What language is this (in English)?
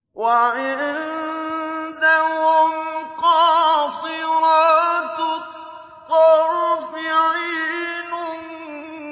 Arabic